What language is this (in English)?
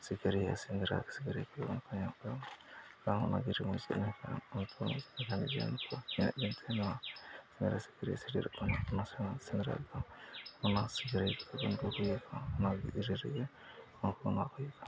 Santali